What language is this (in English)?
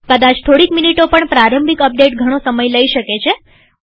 Gujarati